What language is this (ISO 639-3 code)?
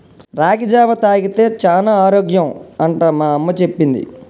tel